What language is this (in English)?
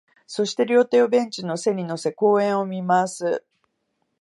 Japanese